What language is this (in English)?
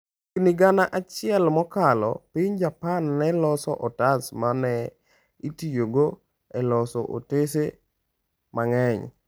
Luo (Kenya and Tanzania)